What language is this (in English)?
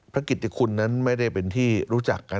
Thai